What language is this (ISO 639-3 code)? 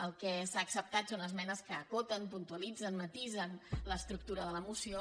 cat